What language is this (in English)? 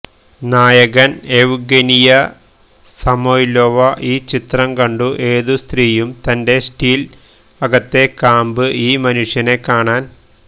Malayalam